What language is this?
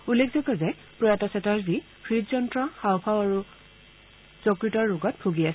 Assamese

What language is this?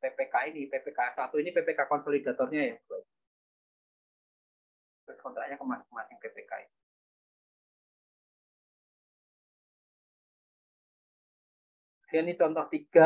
Indonesian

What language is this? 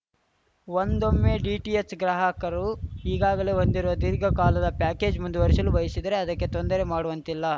Kannada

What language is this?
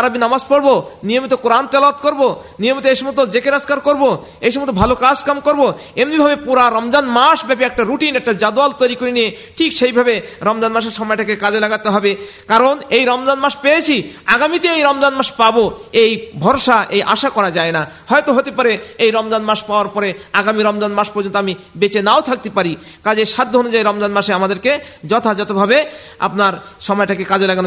Bangla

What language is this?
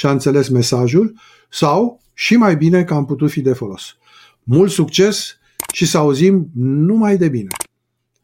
Romanian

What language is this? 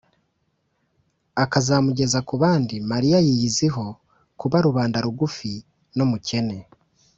Kinyarwanda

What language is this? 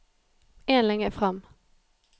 Norwegian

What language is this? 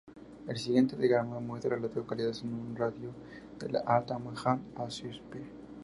Spanish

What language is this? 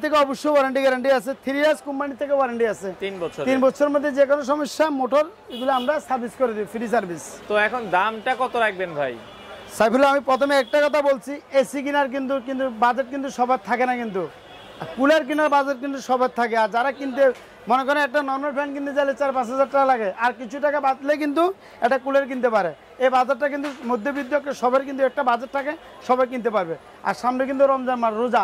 Turkish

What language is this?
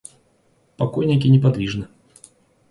Russian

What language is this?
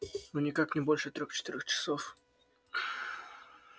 Russian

